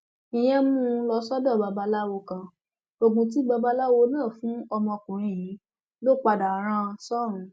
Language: Yoruba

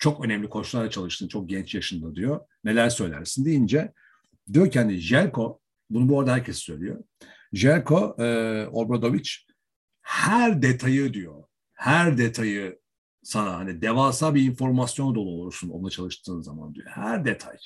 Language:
Turkish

